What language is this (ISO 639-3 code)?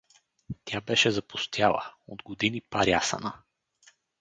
bul